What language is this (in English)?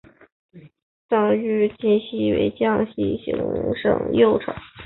Chinese